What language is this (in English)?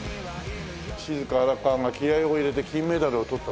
Japanese